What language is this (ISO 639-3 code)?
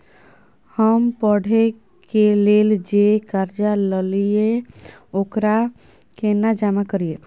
mai